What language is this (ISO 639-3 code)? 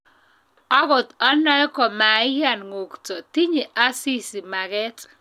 kln